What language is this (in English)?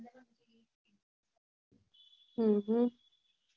Gujarati